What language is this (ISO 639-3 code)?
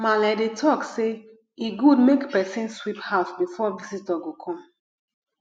pcm